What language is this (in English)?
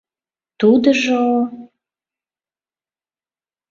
Mari